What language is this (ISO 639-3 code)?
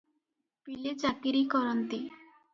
ori